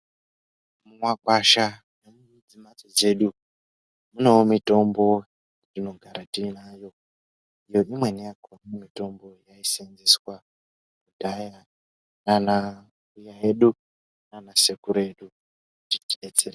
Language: Ndau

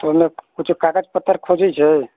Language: Maithili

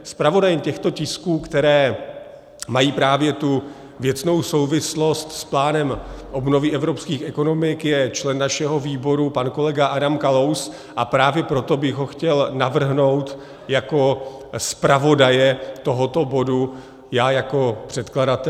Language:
Czech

